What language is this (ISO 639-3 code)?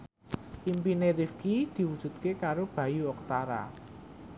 jav